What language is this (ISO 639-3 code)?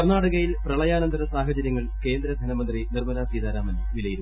mal